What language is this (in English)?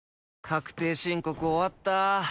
Japanese